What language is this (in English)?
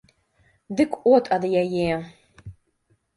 Belarusian